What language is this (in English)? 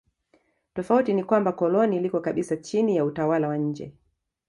Swahili